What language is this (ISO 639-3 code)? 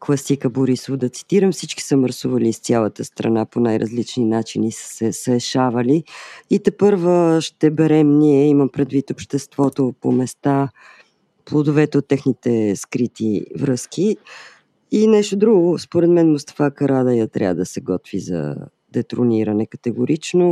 bul